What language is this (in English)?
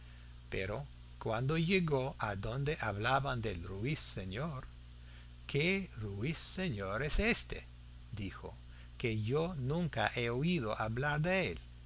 Spanish